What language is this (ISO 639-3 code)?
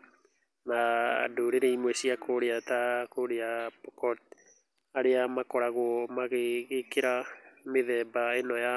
kik